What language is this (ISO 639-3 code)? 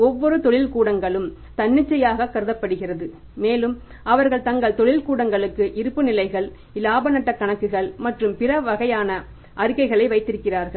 tam